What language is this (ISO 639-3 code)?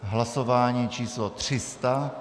ces